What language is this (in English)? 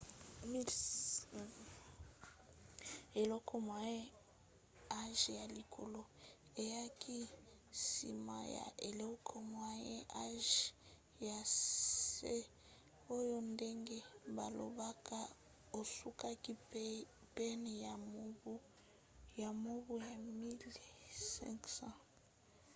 Lingala